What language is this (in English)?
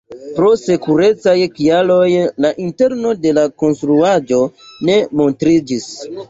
Esperanto